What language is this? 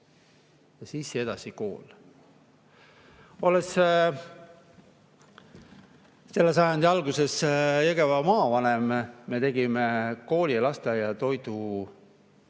Estonian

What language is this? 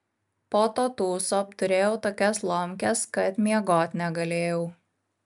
Lithuanian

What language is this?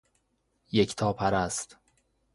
Persian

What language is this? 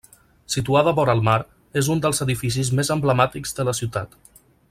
Catalan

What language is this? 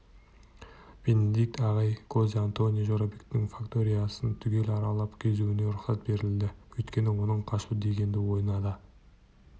Kazakh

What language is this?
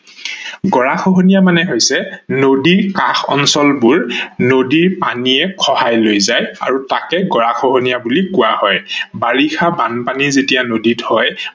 Assamese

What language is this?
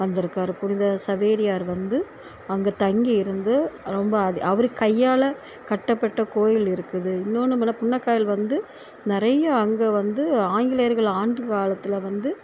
Tamil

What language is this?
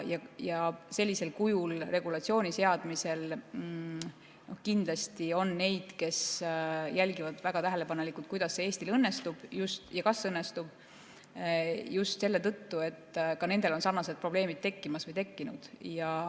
Estonian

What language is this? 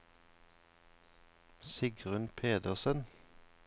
Norwegian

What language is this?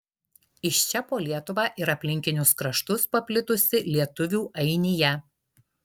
Lithuanian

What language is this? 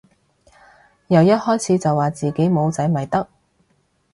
Cantonese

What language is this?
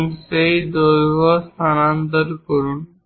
Bangla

